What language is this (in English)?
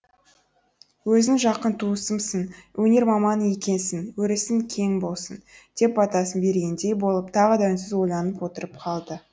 Kazakh